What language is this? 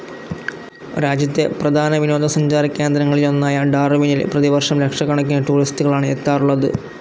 Malayalam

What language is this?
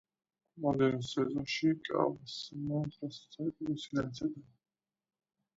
Georgian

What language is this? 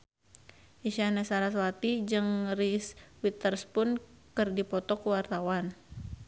Sundanese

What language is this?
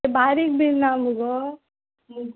Konkani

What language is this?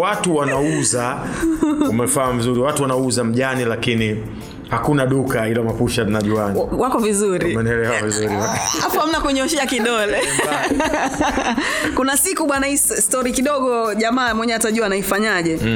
Swahili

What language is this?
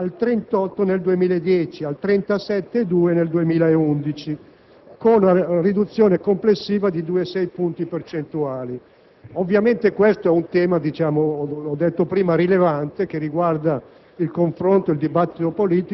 Italian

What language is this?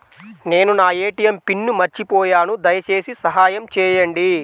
Telugu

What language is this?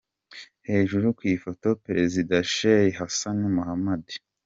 Kinyarwanda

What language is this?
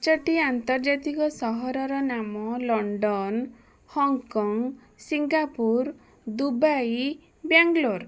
Odia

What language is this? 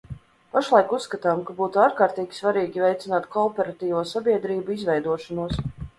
Latvian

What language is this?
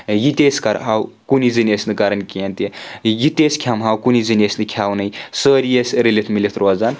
Kashmiri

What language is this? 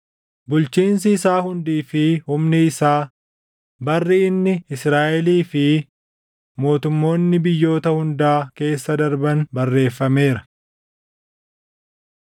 Oromo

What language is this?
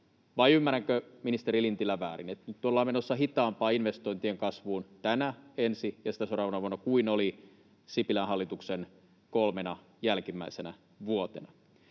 Finnish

